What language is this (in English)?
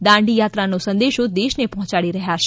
Gujarati